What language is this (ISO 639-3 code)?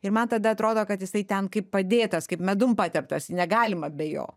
lit